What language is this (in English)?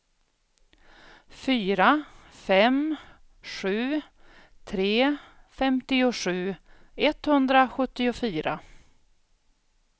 Swedish